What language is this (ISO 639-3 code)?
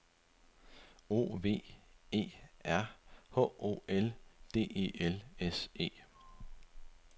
dan